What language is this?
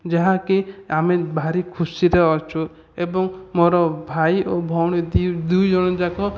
Odia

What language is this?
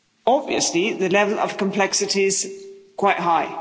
English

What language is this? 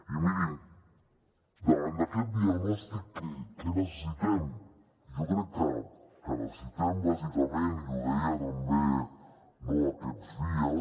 Catalan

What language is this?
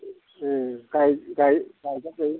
Bodo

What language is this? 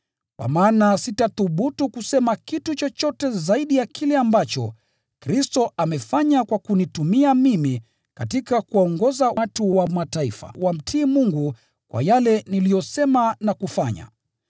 Swahili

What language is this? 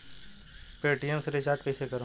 Bhojpuri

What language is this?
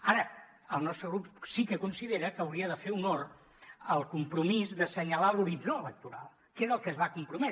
Catalan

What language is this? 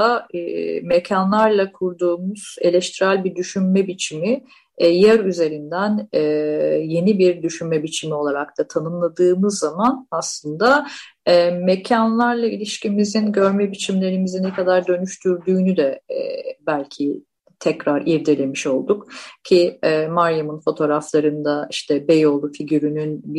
Turkish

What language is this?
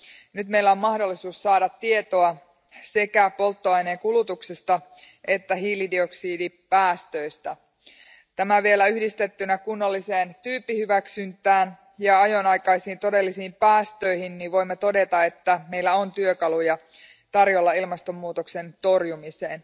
Finnish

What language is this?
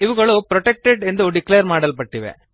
Kannada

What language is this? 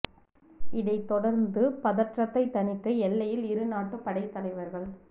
Tamil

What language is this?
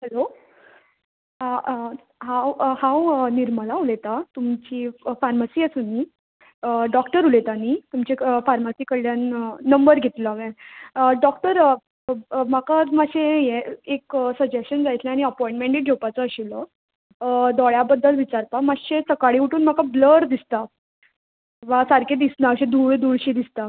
Konkani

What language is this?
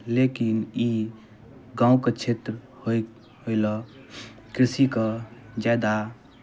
Maithili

